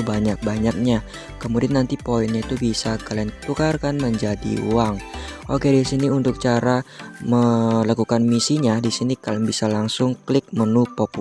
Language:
Indonesian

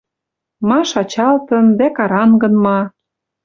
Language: Western Mari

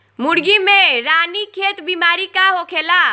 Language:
Bhojpuri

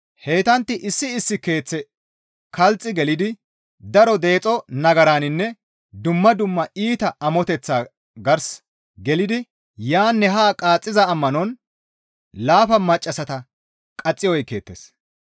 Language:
Gamo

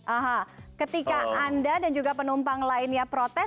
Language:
Indonesian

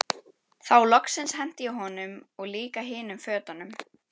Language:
Icelandic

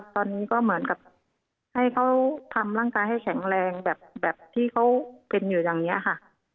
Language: Thai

